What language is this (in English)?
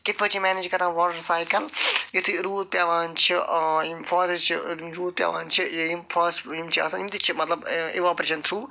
Kashmiri